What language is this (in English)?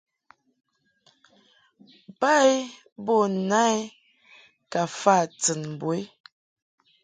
Mungaka